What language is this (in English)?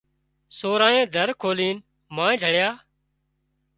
Wadiyara Koli